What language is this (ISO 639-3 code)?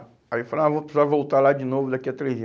por